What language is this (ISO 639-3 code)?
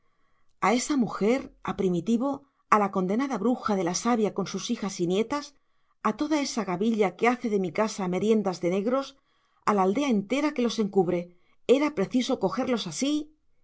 spa